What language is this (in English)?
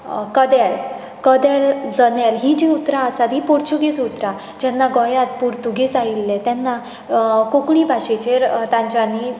Konkani